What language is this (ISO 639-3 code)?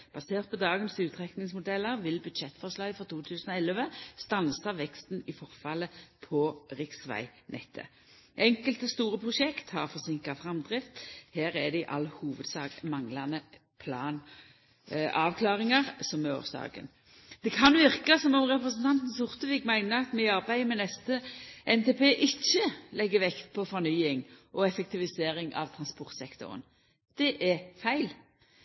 nno